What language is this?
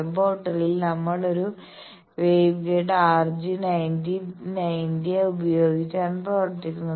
Malayalam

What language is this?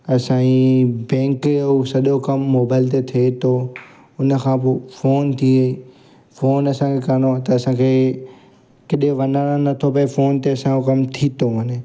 Sindhi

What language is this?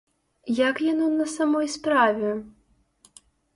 Belarusian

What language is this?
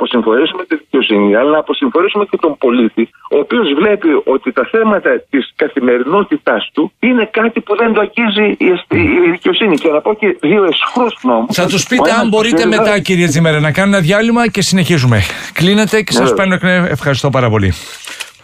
Greek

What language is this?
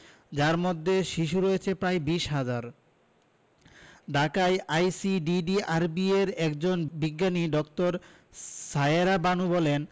Bangla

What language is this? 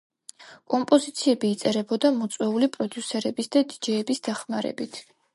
Georgian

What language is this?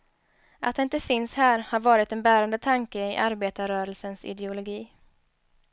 Swedish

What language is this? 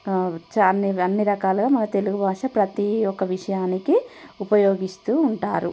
Telugu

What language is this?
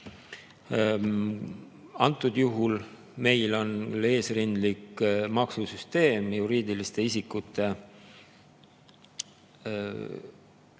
Estonian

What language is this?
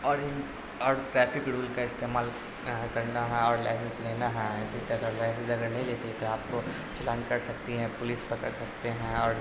Urdu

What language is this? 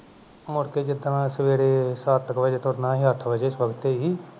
Punjabi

